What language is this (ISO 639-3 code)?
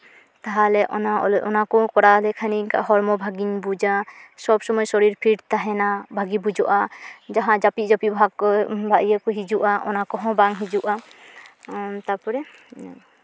sat